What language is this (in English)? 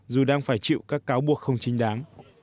Vietnamese